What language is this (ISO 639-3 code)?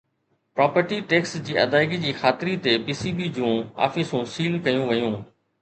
snd